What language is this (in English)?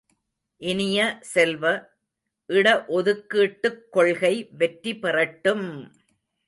Tamil